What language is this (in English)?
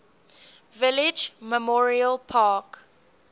English